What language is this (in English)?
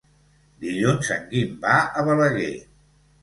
Catalan